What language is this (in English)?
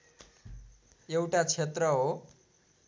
Nepali